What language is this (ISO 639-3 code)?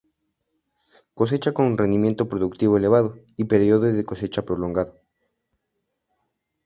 spa